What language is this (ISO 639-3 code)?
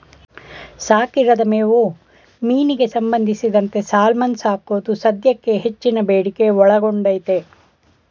kan